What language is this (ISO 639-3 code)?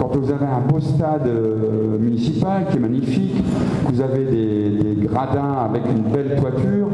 fra